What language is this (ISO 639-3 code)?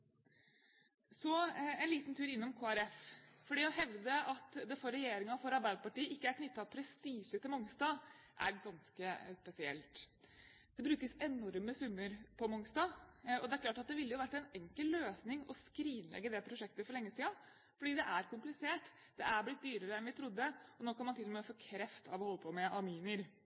nob